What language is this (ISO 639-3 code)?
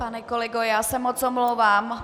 ces